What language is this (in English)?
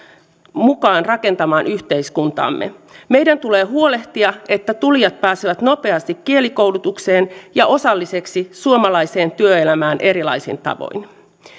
Finnish